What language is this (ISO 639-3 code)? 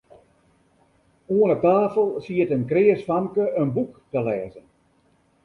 fry